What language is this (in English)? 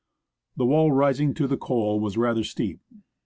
English